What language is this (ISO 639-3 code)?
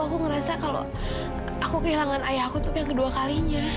ind